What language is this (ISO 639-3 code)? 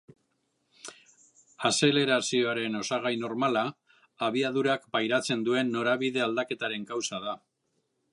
eus